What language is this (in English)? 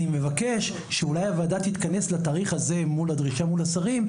Hebrew